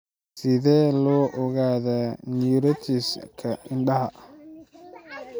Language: Somali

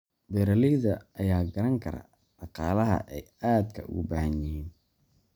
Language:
Somali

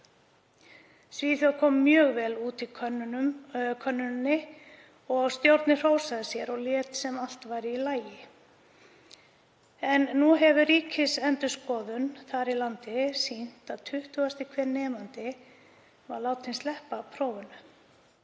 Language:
Icelandic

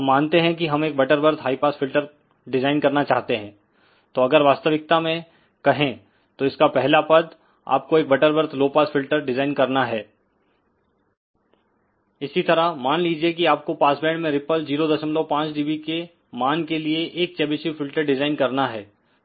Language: Hindi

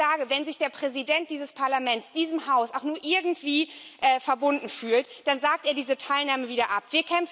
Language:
German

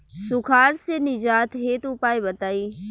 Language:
Bhojpuri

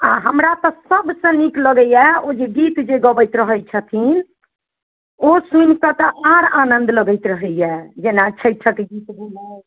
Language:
Maithili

